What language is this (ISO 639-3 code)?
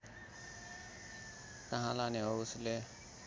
nep